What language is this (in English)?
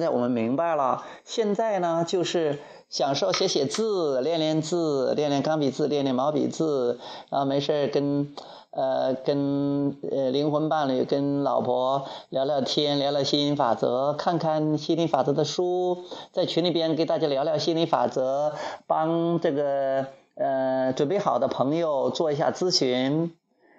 Chinese